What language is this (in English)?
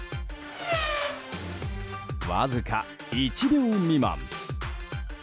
Japanese